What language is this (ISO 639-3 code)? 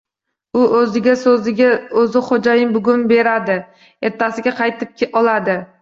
uzb